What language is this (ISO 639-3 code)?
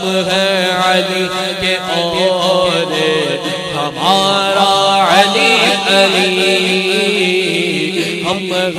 ara